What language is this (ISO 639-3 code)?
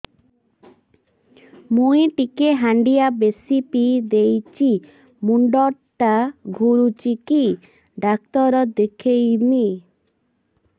ori